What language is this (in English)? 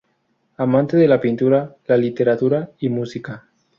Spanish